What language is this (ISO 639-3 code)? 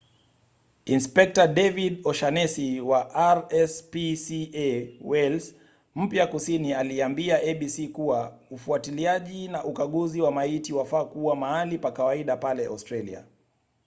swa